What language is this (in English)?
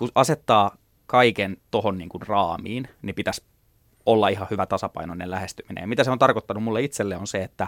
Finnish